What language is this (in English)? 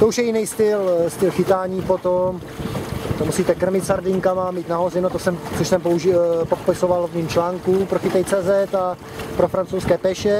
Czech